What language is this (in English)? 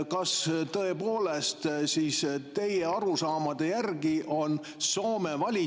Estonian